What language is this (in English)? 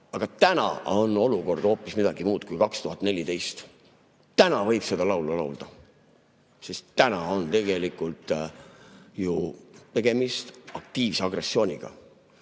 Estonian